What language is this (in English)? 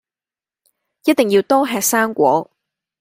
Cantonese